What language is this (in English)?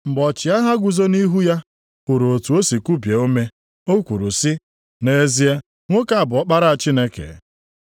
Igbo